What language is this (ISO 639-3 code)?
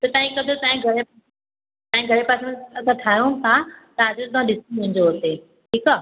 snd